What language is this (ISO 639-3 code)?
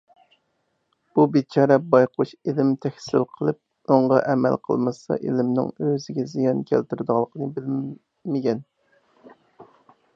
uig